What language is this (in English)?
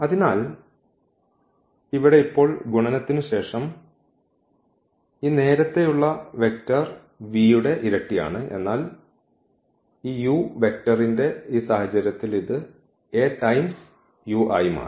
Malayalam